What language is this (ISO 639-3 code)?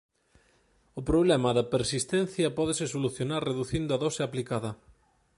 glg